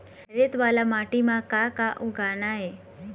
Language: Chhattisgarhi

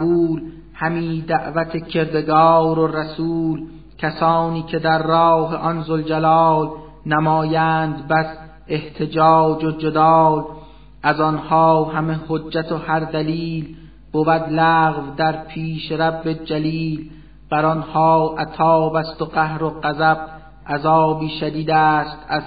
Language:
Persian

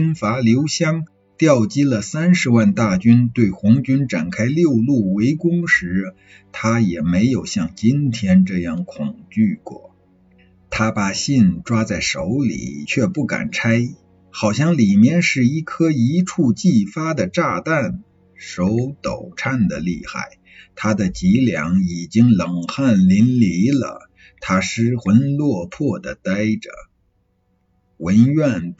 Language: Chinese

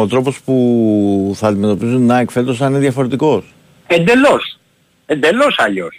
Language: Greek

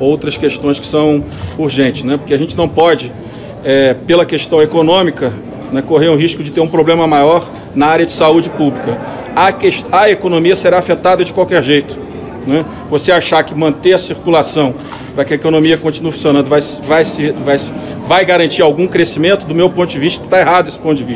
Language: Portuguese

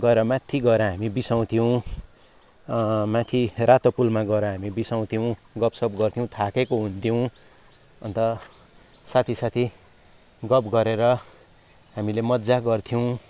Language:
Nepali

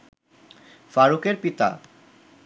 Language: Bangla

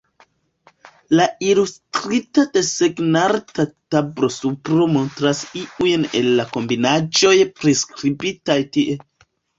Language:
Esperanto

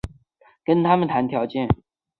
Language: Chinese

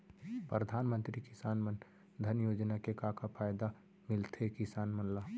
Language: Chhattisgarhi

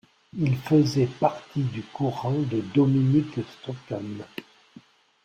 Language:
French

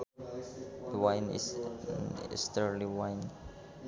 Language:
Sundanese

